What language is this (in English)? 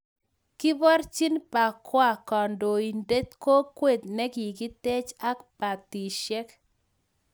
Kalenjin